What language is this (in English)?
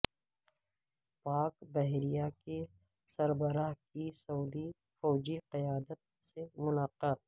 Urdu